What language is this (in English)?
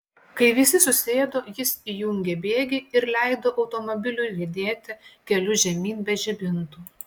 Lithuanian